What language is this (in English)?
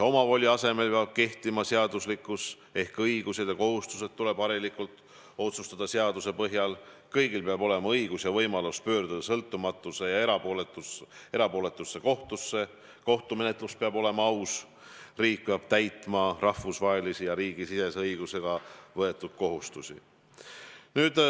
Estonian